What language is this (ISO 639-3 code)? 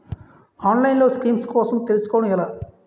tel